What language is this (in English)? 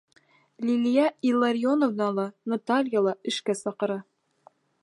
Bashkir